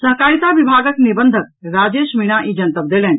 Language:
Maithili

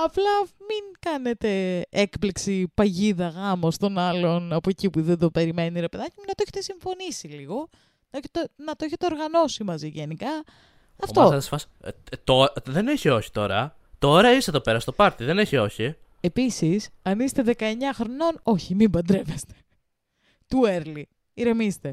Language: Greek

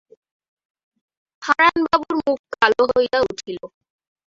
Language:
Bangla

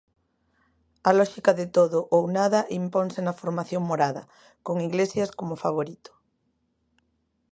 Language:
Galician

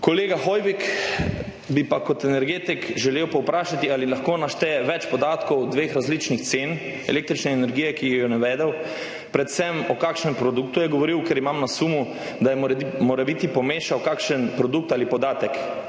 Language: Slovenian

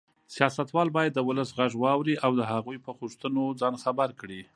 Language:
Pashto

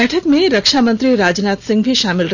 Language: Hindi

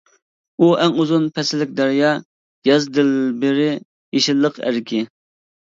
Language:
Uyghur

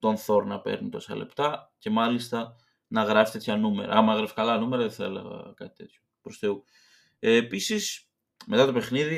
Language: Greek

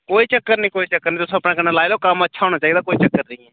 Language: Dogri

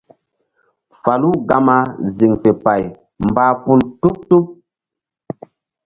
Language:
Mbum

